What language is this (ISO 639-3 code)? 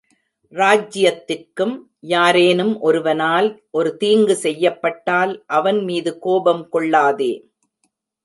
tam